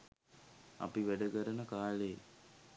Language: Sinhala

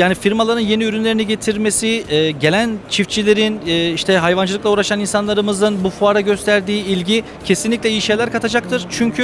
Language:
Turkish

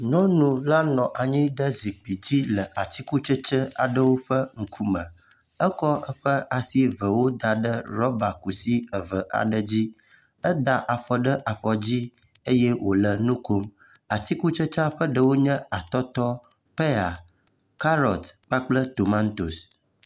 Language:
Ewe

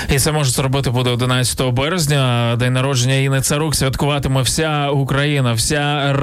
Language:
Ukrainian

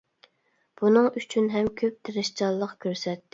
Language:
Uyghur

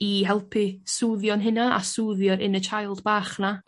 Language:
Welsh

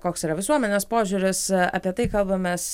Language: Lithuanian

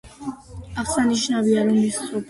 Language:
Georgian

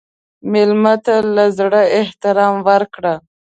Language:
Pashto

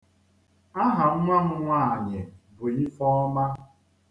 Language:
Igbo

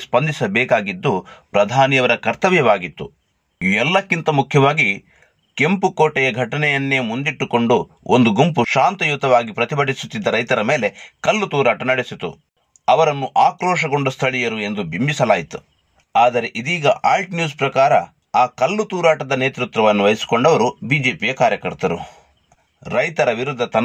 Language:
Kannada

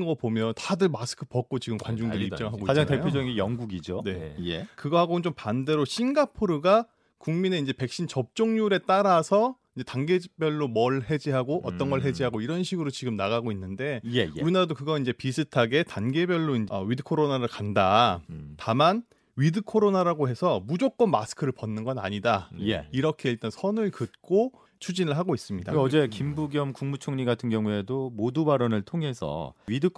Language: Korean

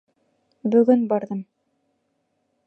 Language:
Bashkir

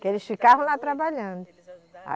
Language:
Portuguese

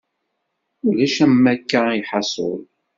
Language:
Kabyle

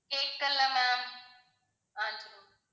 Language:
Tamil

